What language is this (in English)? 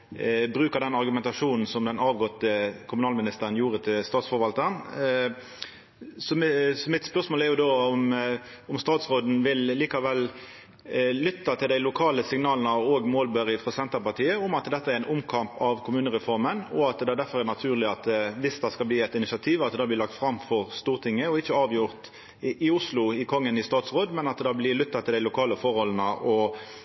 Norwegian Nynorsk